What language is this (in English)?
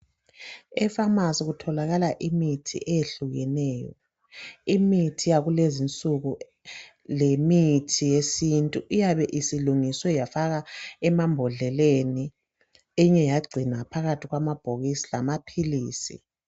North Ndebele